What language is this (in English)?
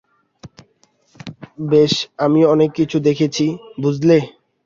Bangla